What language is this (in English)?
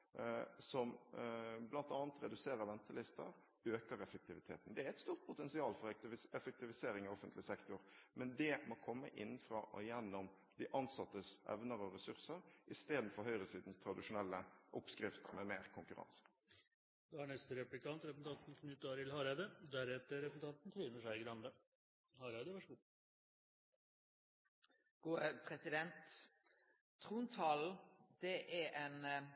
Norwegian